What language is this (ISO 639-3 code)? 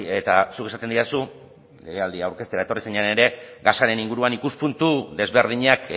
eus